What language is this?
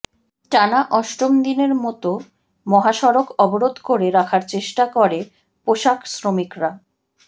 Bangla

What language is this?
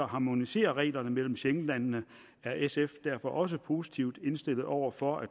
Danish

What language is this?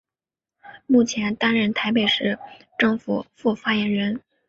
Chinese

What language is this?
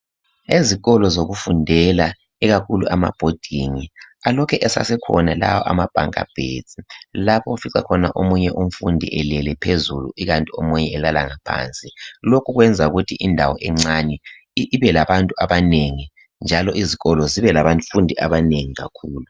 North Ndebele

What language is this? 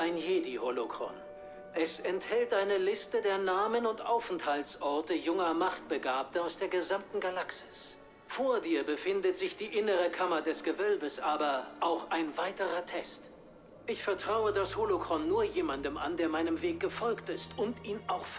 German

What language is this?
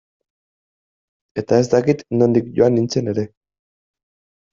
Basque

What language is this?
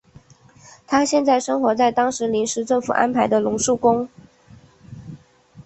Chinese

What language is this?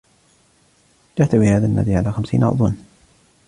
Arabic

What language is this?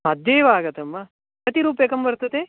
Sanskrit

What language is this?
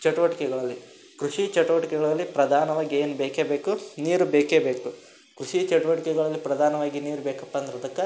Kannada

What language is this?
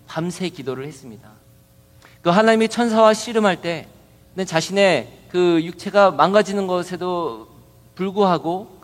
Korean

